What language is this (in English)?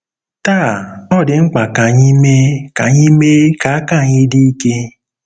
Igbo